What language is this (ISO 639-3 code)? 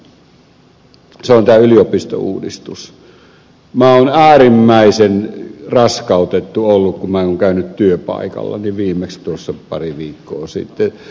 fin